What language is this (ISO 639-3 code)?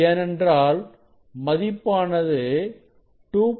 tam